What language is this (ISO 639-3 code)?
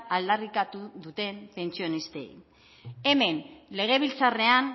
eus